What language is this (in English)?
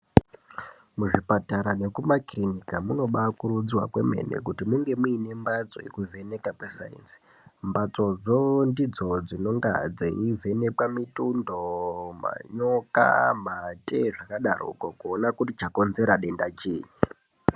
Ndau